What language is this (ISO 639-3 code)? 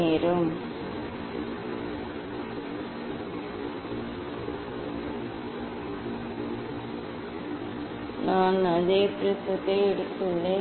tam